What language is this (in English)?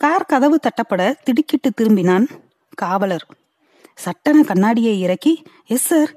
Tamil